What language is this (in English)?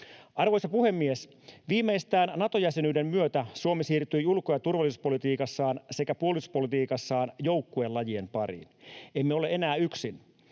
Finnish